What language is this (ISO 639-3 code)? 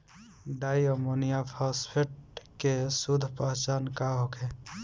bho